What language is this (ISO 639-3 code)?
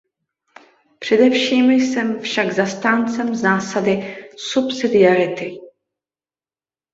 ces